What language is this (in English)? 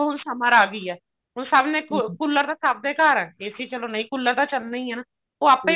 Punjabi